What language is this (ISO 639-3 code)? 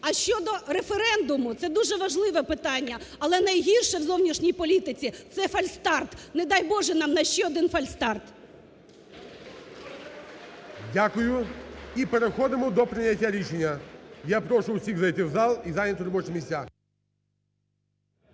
ukr